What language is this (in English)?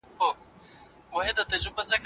Pashto